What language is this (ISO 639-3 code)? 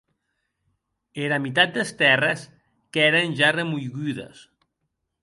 oci